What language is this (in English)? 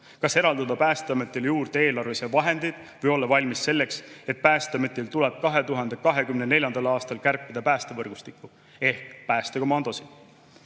Estonian